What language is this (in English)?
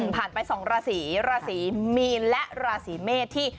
Thai